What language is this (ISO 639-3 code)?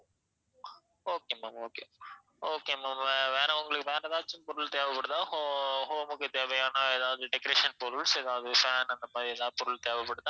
tam